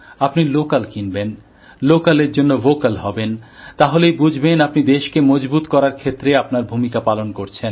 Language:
Bangla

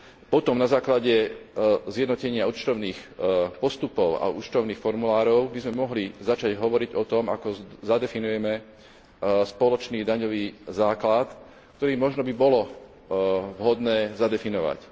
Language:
Slovak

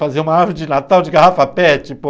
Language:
Portuguese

